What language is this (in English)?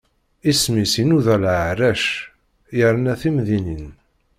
Kabyle